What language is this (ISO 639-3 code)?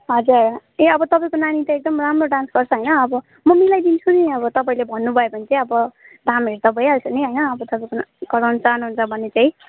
nep